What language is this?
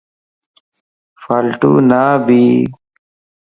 Lasi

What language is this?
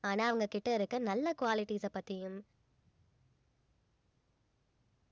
Tamil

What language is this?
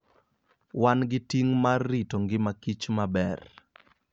Luo (Kenya and Tanzania)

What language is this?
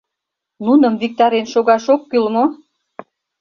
Mari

